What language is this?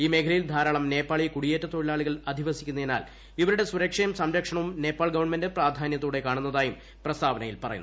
Malayalam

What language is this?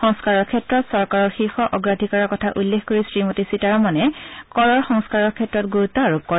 Assamese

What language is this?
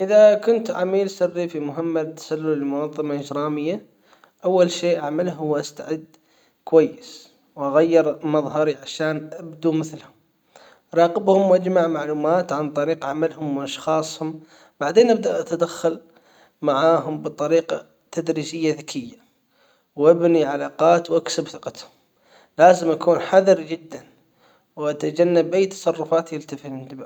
Hijazi Arabic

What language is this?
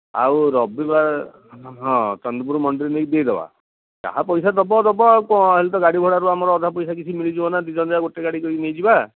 Odia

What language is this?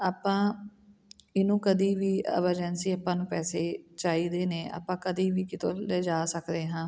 Punjabi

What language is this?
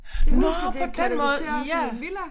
Danish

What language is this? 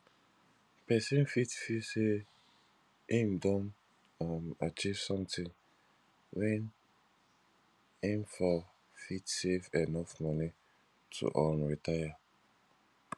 Nigerian Pidgin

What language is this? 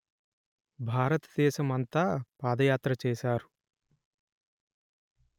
Telugu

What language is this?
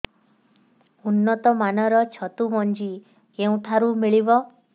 Odia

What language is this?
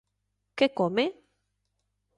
Galician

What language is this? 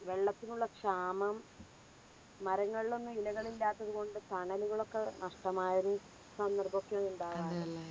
Malayalam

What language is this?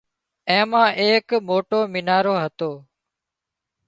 Wadiyara Koli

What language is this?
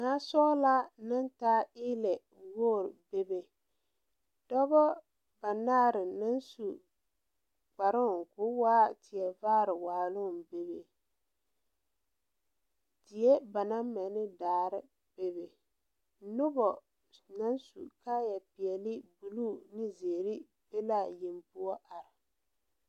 Southern Dagaare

